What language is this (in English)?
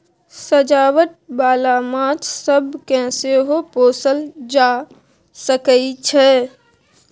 Maithili